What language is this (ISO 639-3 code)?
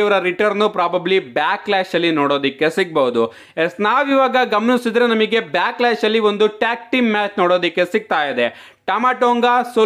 kan